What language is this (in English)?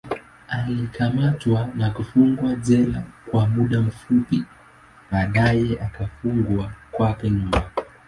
Swahili